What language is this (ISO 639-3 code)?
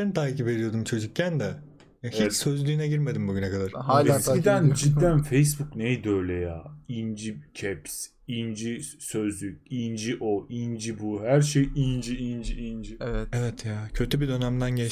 tur